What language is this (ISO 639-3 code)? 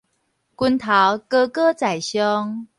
nan